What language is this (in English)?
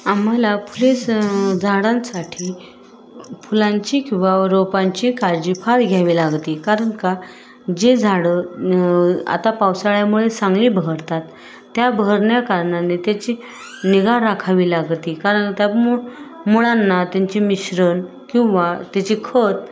Marathi